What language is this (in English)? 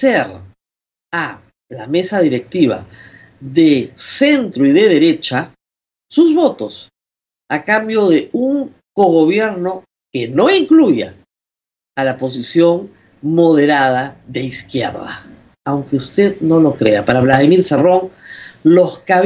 Spanish